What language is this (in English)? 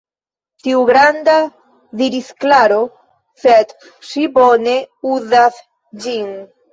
Esperanto